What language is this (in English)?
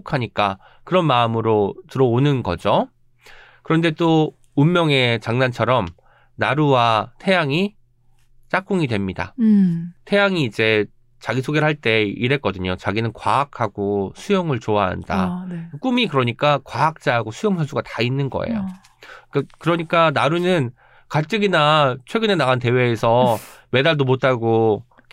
Korean